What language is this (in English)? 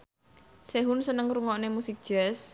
Javanese